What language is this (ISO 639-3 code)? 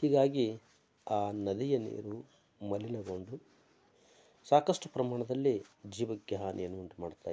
kan